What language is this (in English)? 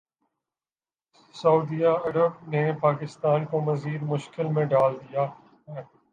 Urdu